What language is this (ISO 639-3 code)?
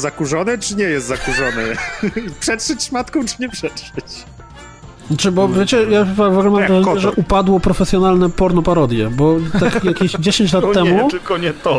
pol